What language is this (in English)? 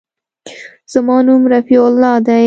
Pashto